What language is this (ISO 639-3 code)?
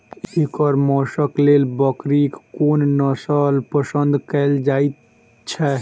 mai